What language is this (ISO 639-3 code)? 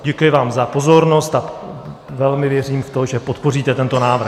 ces